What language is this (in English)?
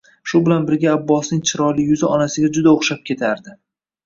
Uzbek